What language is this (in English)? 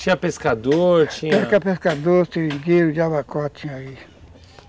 Portuguese